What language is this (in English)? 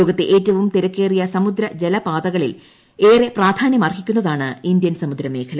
Malayalam